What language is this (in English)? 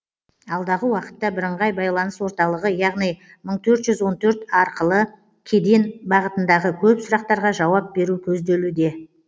Kazakh